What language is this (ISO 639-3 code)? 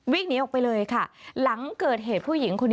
tha